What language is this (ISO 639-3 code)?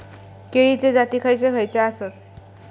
mar